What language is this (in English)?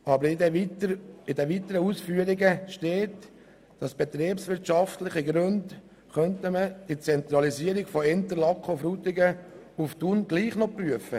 Swiss German